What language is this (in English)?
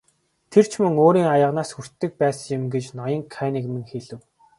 Mongolian